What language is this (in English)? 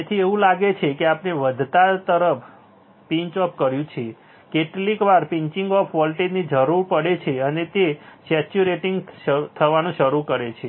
Gujarati